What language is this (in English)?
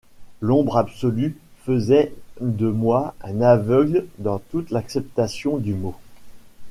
French